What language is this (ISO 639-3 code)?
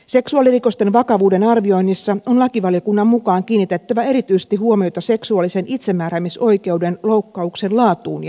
fin